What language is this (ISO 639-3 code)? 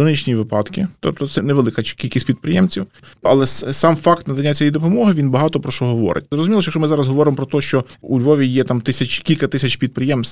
ukr